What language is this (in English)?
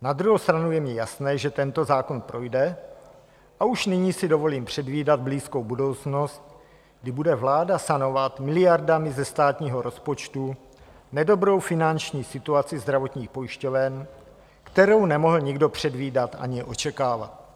Czech